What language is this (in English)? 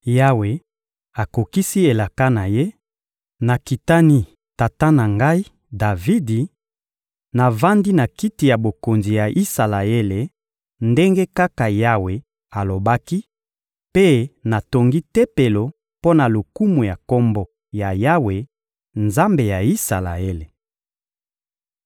Lingala